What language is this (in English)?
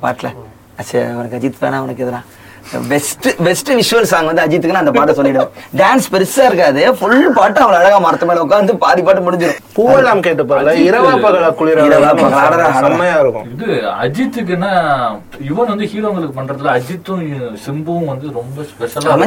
Tamil